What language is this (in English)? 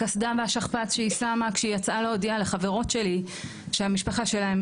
Hebrew